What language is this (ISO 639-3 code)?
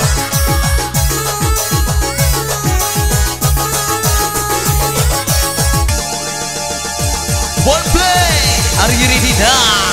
ind